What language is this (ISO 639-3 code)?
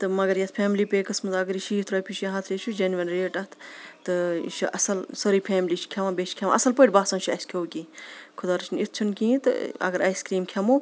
kas